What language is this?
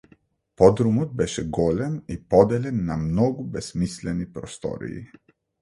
Macedonian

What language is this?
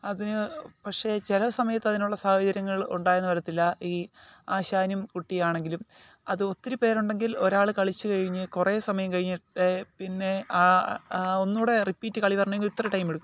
Malayalam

